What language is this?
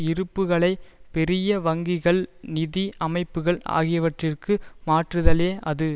Tamil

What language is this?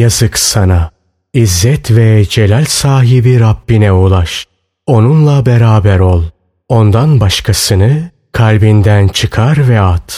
Turkish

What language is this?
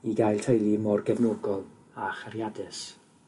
Welsh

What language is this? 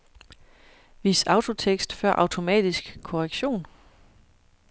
Danish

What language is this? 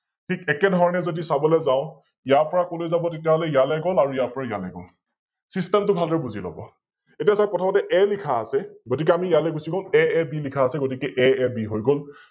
Assamese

